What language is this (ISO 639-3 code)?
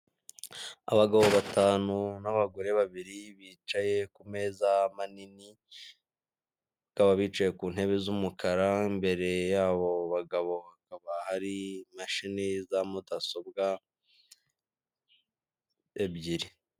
kin